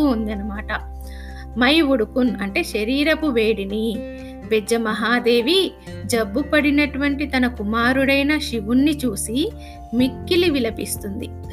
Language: Telugu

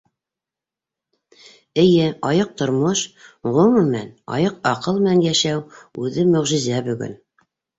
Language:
Bashkir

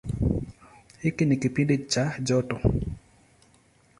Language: Swahili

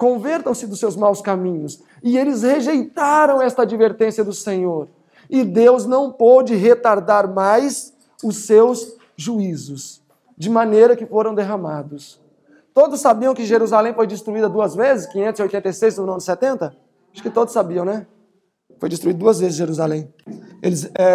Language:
Portuguese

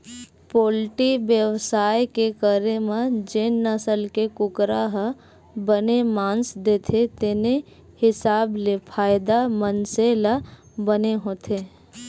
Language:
Chhattisgarhi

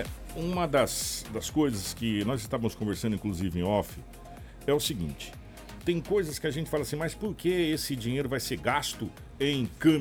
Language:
Portuguese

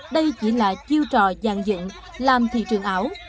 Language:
Vietnamese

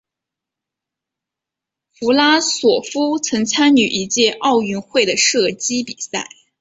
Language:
Chinese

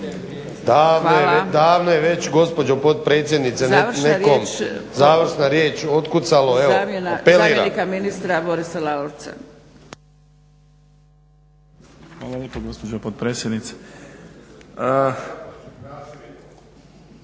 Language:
Croatian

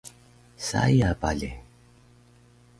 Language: Taroko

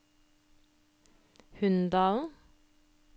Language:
Norwegian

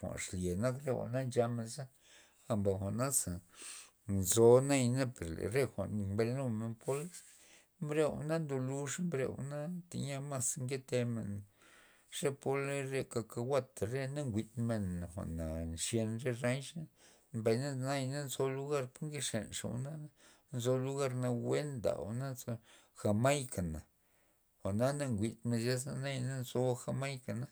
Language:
Loxicha Zapotec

